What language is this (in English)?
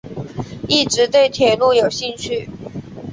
Chinese